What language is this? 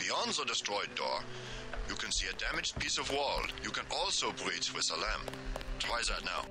English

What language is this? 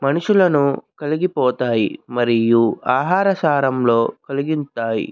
Telugu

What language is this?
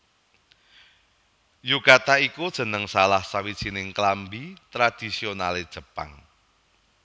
Javanese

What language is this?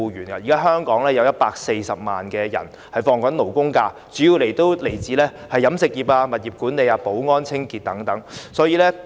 Cantonese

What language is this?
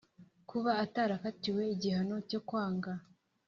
Kinyarwanda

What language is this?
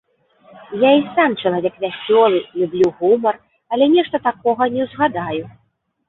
Belarusian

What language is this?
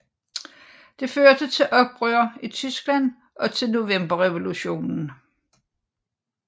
Danish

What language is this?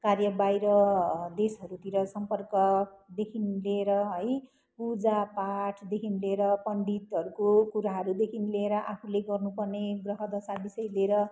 Nepali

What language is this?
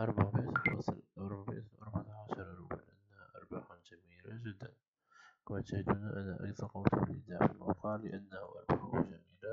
Arabic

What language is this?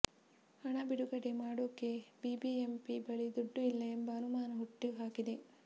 Kannada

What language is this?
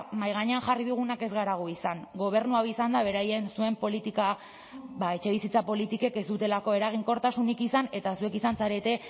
Basque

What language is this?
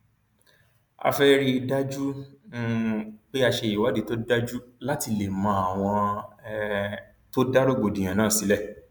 Yoruba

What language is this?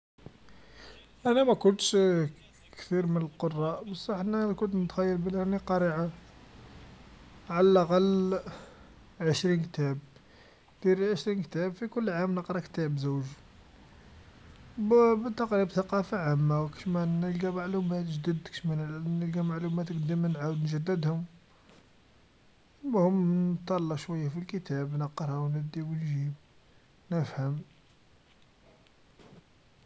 Algerian Arabic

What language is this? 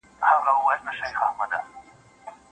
Pashto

